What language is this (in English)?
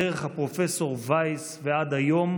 Hebrew